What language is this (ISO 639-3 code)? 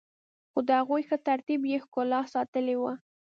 pus